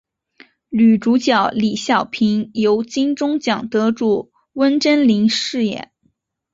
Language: Chinese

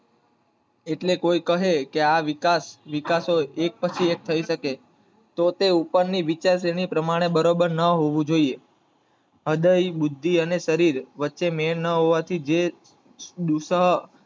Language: Gujarati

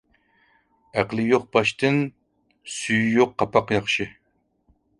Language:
Uyghur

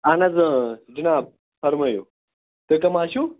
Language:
Kashmiri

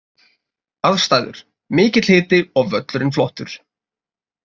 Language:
Icelandic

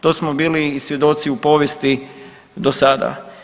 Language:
Croatian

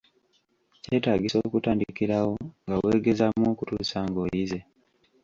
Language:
Ganda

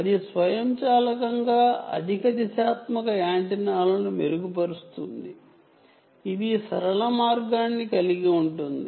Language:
Telugu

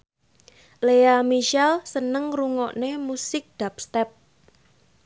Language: Javanese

